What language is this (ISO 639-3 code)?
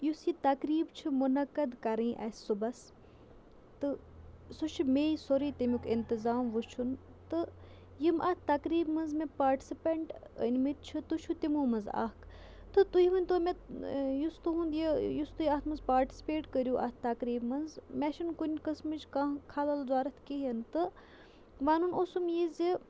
kas